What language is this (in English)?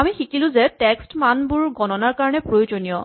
Assamese